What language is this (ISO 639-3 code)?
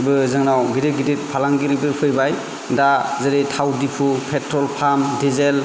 brx